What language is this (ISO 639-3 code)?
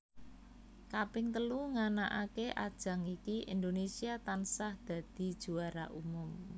jav